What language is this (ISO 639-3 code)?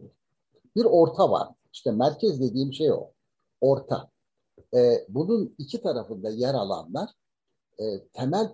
tur